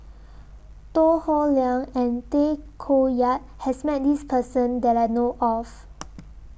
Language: English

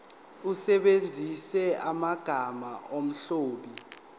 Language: Zulu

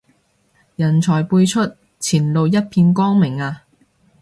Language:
Cantonese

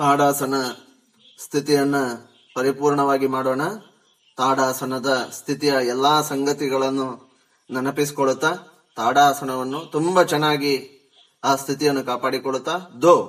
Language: Kannada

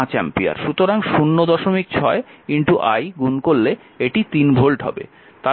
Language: Bangla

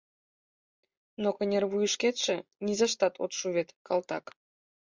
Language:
Mari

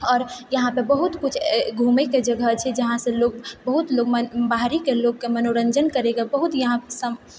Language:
Maithili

